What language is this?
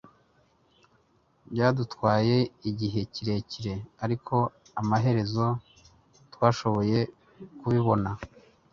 Kinyarwanda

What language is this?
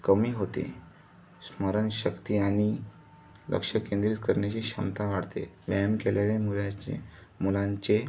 Marathi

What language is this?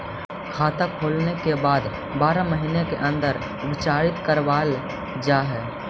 Magahi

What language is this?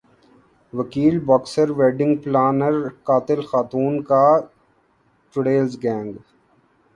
Urdu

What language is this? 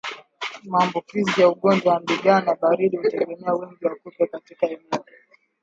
Swahili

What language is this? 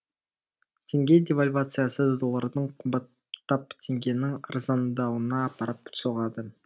Kazakh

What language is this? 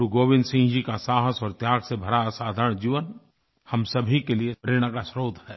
Hindi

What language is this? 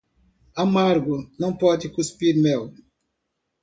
Portuguese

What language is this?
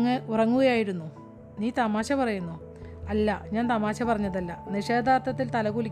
Malayalam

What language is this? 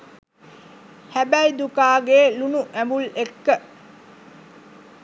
Sinhala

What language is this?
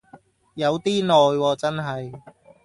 Cantonese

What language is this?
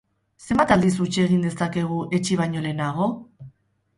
Basque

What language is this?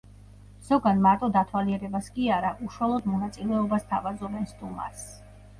Georgian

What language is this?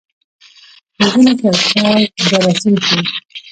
Pashto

